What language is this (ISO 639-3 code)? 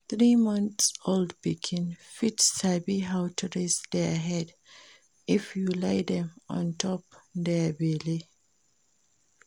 pcm